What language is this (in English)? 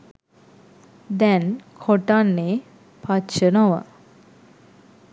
Sinhala